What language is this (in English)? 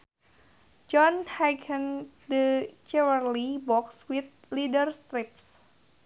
Sundanese